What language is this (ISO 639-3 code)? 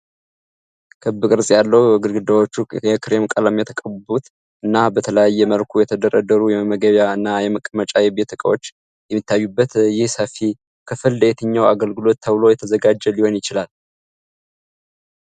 amh